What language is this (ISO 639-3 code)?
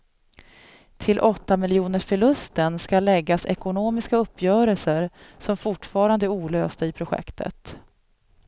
swe